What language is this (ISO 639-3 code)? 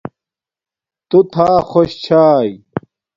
dmk